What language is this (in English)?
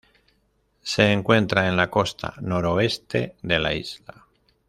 Spanish